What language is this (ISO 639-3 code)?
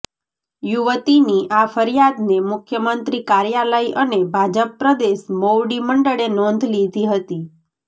guj